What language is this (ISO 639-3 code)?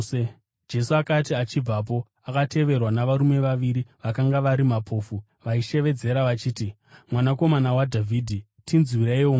sna